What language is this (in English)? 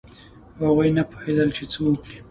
Pashto